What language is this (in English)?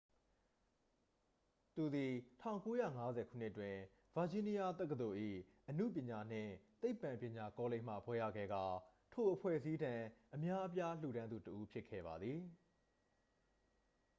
Burmese